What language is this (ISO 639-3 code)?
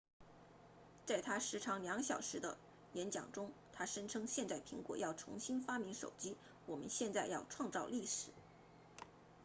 zho